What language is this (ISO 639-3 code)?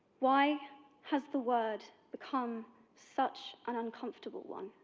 eng